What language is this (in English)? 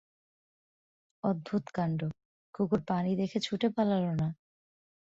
Bangla